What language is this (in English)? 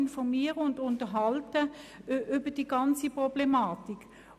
Swiss German